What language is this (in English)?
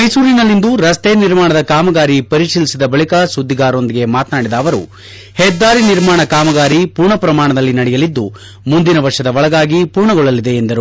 Kannada